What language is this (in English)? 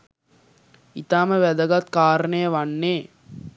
Sinhala